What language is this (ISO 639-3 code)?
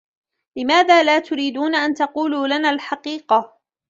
ara